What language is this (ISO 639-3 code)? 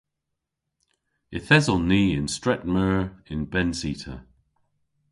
cor